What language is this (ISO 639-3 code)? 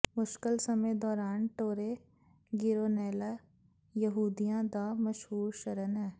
pan